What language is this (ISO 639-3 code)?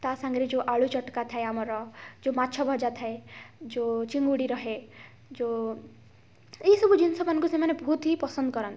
ori